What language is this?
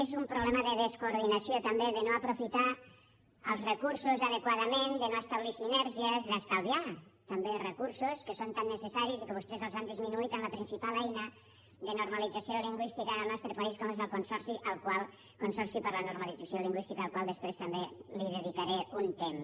Catalan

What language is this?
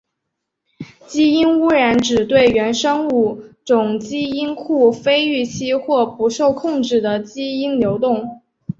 Chinese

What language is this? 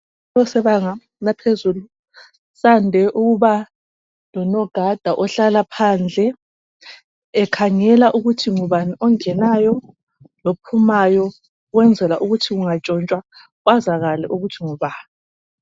North Ndebele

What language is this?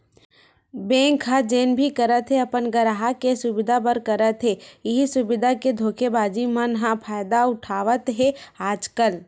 Chhattisgarhi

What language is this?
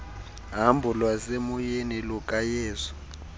Xhosa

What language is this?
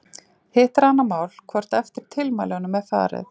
Icelandic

